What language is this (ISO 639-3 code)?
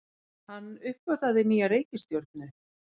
isl